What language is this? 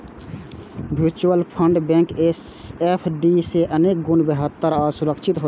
Maithili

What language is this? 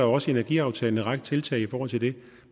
Danish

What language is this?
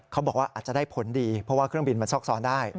Thai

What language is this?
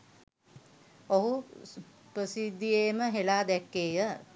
Sinhala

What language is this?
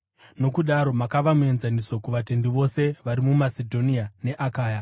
Shona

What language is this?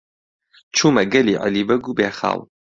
Central Kurdish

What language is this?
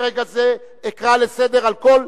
Hebrew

